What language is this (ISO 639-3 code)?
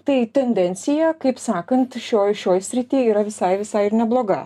lit